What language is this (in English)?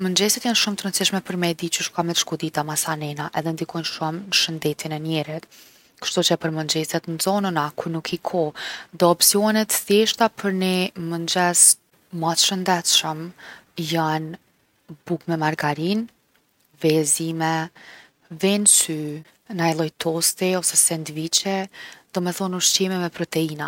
Gheg Albanian